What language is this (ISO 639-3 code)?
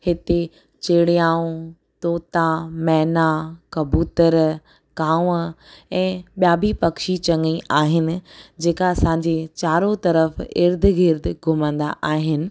snd